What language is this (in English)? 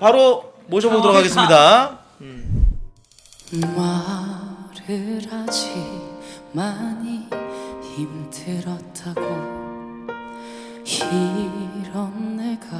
Korean